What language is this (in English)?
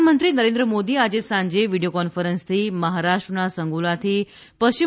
Gujarati